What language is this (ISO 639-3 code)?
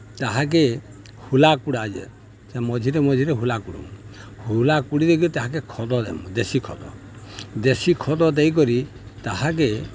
ori